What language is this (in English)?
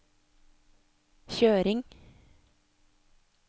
Norwegian